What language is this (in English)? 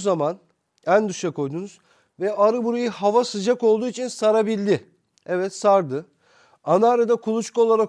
Turkish